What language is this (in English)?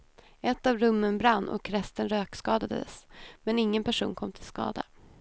Swedish